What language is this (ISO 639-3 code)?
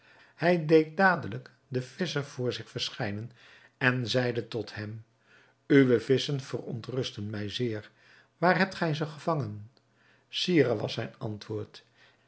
nld